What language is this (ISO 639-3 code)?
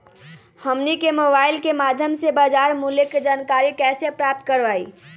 mag